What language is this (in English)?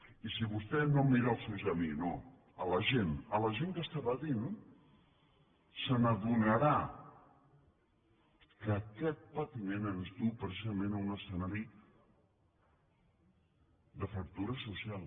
Catalan